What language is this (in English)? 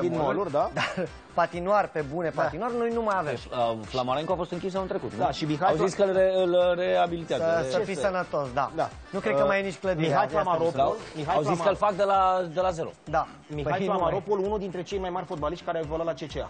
Romanian